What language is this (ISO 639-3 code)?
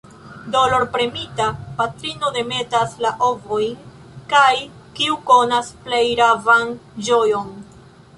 epo